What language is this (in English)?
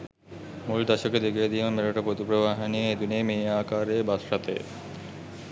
Sinhala